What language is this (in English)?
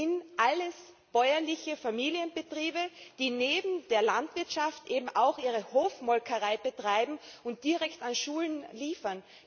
German